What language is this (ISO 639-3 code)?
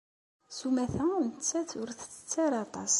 kab